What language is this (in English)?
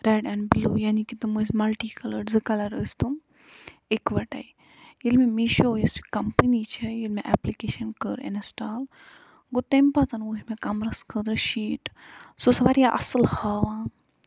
Kashmiri